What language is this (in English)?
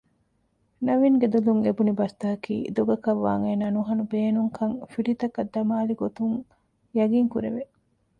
Divehi